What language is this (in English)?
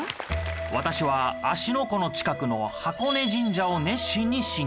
Japanese